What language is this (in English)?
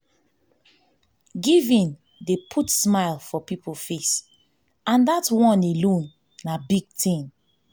Nigerian Pidgin